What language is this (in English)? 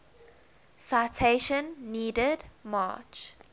English